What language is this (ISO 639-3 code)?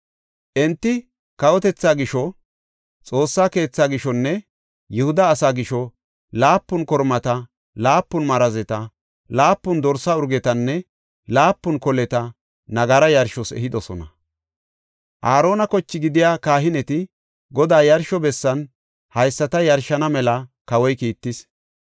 gof